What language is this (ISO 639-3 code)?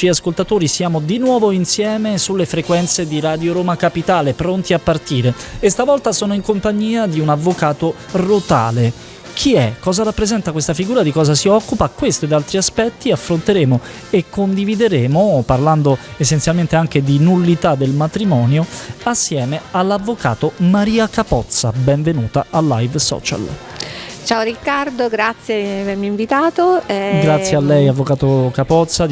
ita